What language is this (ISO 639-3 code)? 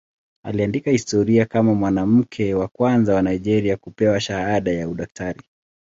swa